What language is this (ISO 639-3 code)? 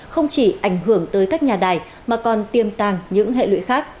vie